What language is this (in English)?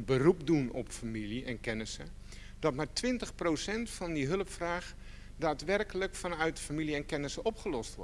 Dutch